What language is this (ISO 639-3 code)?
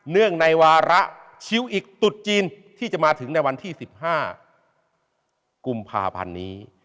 tha